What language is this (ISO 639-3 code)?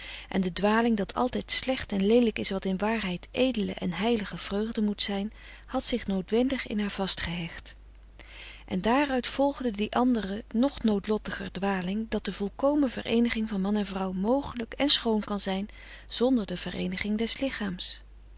nld